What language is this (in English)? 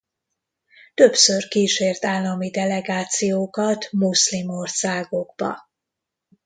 Hungarian